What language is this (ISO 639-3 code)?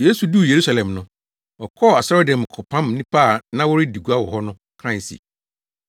aka